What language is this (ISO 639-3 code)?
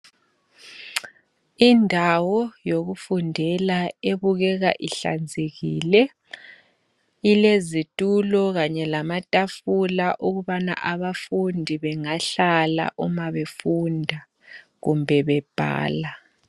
nde